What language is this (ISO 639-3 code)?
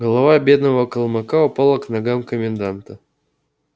rus